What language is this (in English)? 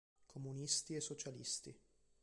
Italian